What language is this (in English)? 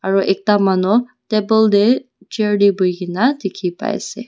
Naga Pidgin